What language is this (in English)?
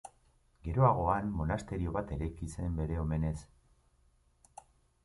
Basque